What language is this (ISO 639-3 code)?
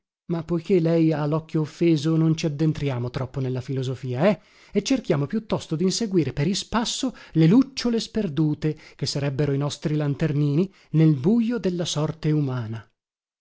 ita